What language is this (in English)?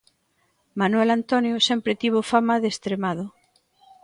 Galician